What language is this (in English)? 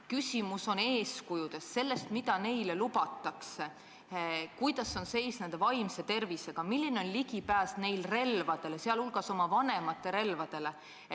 Estonian